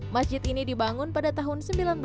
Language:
Indonesian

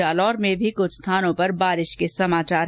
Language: Hindi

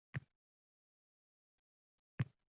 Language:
Uzbek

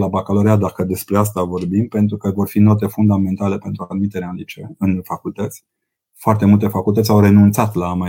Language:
Romanian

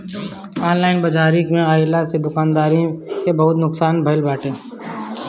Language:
Bhojpuri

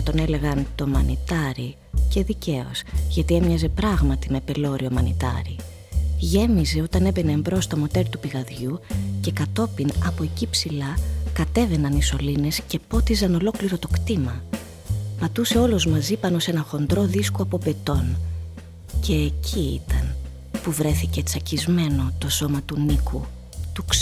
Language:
Greek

